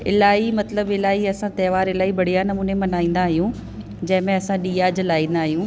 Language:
Sindhi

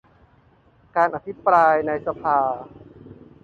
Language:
Thai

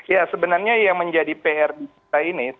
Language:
Indonesian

